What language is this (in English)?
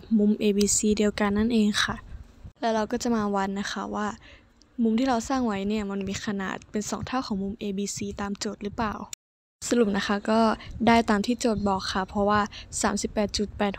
Thai